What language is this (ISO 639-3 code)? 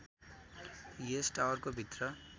nep